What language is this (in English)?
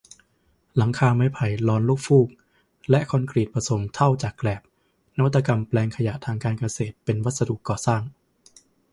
Thai